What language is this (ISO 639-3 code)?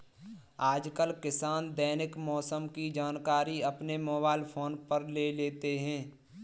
hin